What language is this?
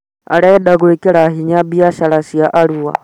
Kikuyu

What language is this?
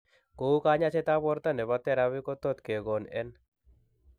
Kalenjin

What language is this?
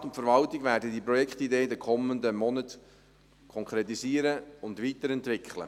Swiss German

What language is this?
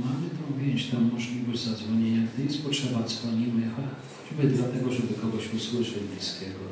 Polish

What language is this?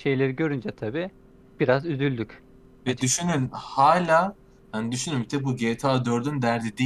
Turkish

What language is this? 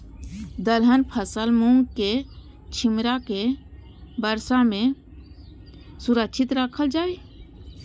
Maithili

